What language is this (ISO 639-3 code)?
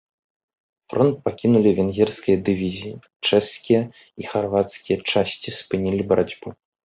bel